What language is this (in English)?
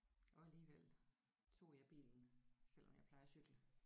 Danish